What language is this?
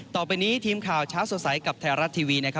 Thai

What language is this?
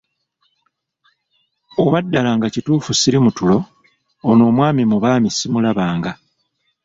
Ganda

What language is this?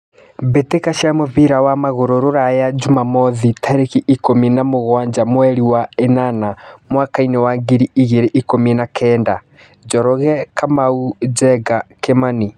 Kikuyu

